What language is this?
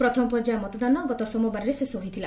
Odia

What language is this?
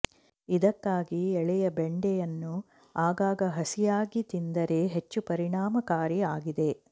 Kannada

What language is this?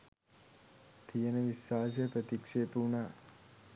Sinhala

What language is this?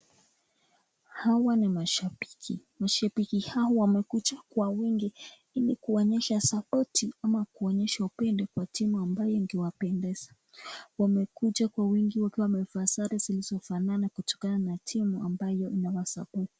Swahili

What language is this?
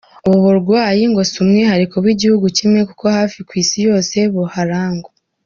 Kinyarwanda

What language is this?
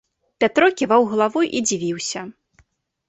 Belarusian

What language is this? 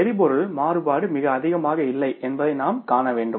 Tamil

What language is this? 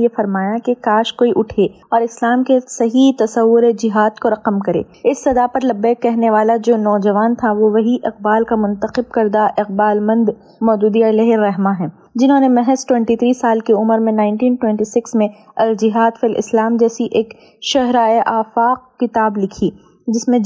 Urdu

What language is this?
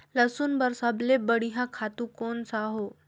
Chhattisgarhi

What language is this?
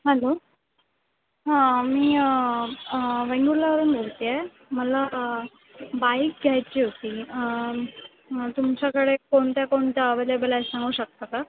Marathi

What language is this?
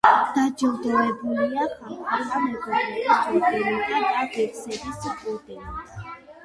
Georgian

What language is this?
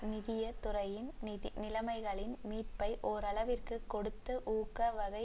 Tamil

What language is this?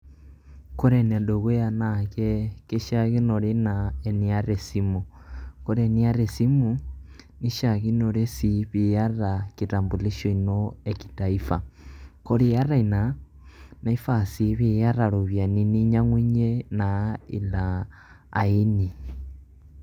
Masai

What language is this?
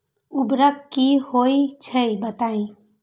Magahi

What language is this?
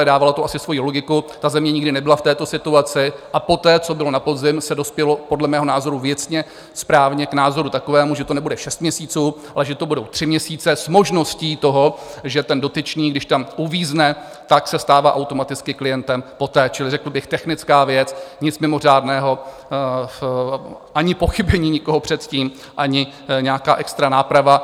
Czech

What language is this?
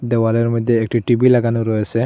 Bangla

